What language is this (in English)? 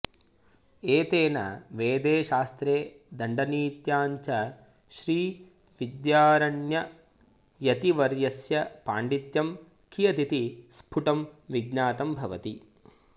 Sanskrit